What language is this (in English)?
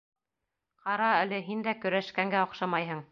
Bashkir